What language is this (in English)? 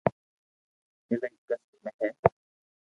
Loarki